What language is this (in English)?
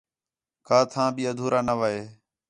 Khetrani